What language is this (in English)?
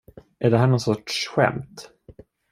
Swedish